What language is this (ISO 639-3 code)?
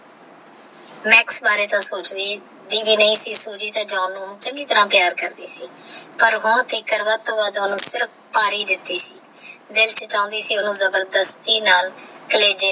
pan